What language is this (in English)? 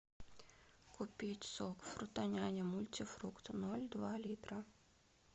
Russian